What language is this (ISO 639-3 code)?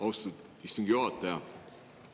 est